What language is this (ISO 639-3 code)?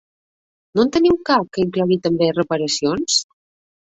cat